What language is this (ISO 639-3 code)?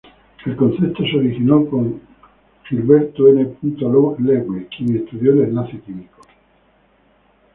spa